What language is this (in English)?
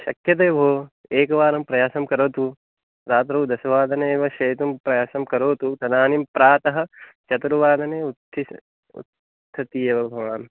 Sanskrit